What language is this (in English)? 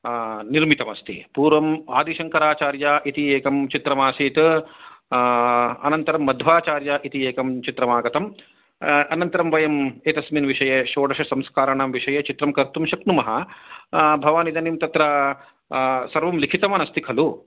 Sanskrit